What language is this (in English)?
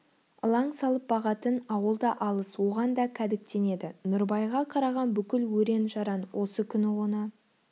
Kazakh